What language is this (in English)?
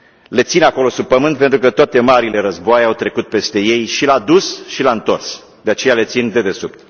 Romanian